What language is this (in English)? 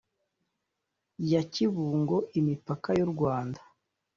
Kinyarwanda